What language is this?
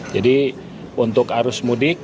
Indonesian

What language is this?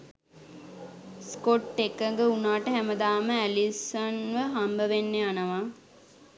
Sinhala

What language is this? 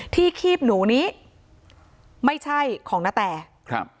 Thai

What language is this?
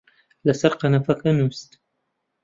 Central Kurdish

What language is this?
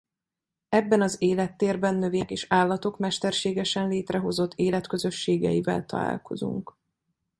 Hungarian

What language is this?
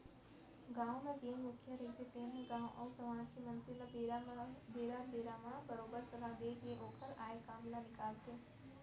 Chhattisgarhi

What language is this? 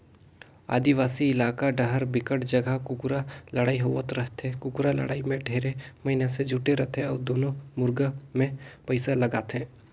Chhattisgarhi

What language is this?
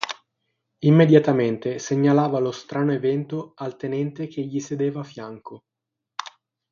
Italian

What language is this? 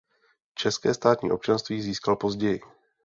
Czech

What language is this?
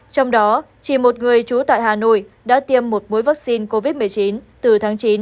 Vietnamese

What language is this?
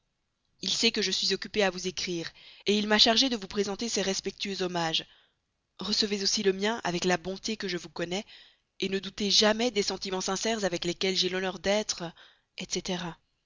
French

